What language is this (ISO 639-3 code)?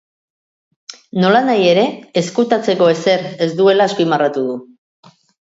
eus